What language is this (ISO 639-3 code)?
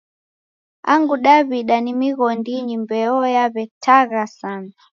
dav